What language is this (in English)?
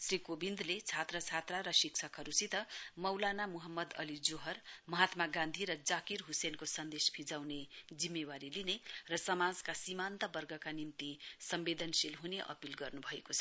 Nepali